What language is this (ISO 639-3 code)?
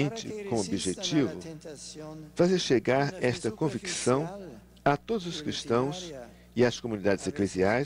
por